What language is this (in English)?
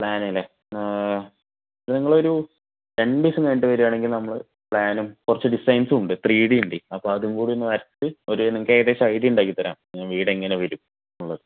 Malayalam